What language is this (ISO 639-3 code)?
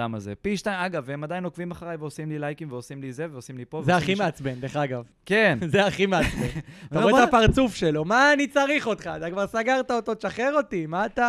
heb